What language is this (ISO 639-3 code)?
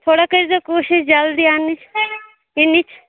kas